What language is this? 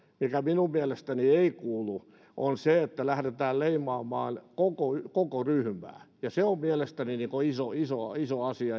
Finnish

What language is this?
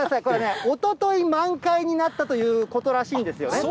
Japanese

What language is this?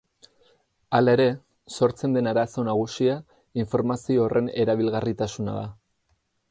Basque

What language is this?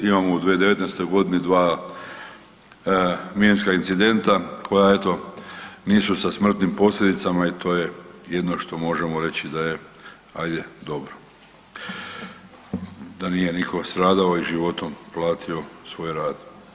Croatian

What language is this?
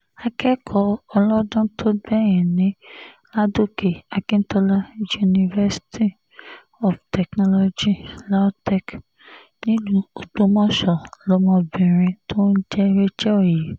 Yoruba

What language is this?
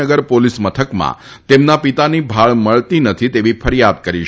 Gujarati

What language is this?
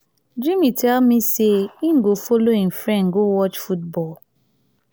Nigerian Pidgin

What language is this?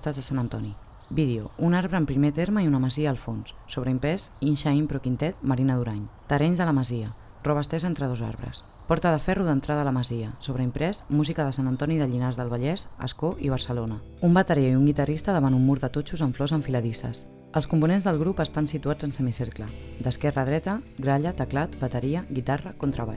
Catalan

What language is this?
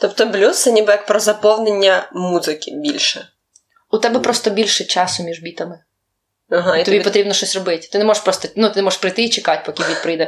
Ukrainian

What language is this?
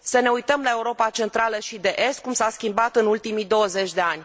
Romanian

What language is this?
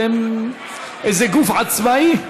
Hebrew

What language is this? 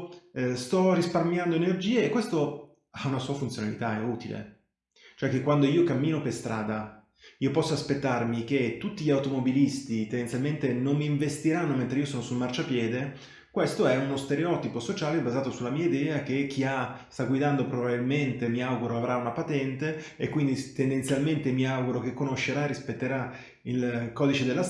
Italian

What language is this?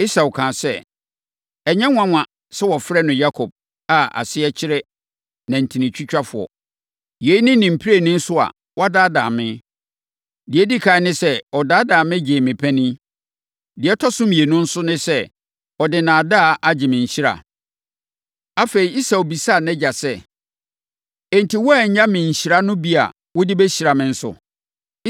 Akan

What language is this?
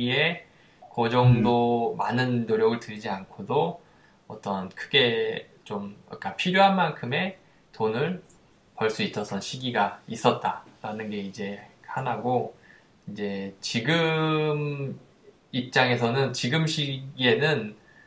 Korean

